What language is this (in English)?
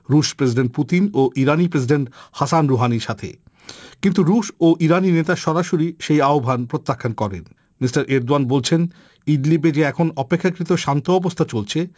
Bangla